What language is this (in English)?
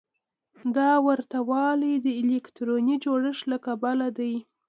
Pashto